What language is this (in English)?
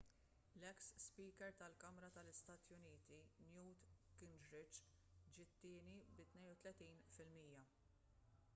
Maltese